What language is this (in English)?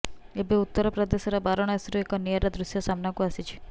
Odia